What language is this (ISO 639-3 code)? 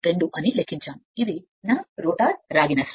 tel